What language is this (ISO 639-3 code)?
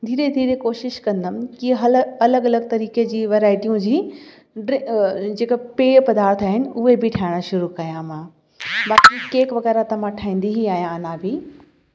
snd